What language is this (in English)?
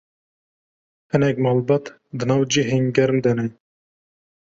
Kurdish